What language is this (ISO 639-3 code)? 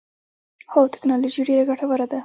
pus